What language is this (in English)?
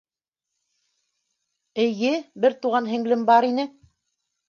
Bashkir